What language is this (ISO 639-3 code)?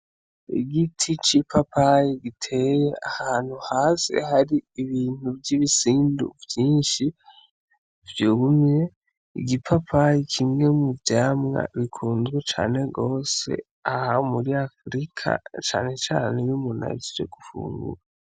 run